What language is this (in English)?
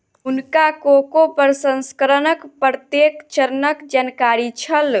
Maithili